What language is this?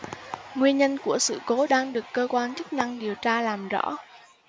Vietnamese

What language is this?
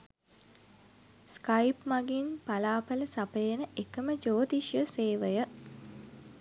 Sinhala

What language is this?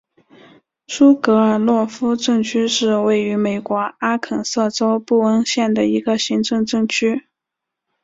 Chinese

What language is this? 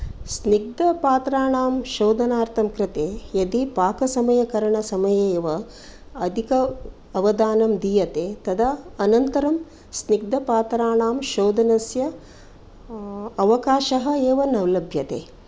Sanskrit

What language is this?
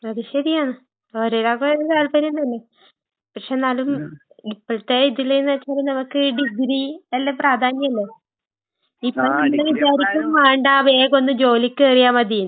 Malayalam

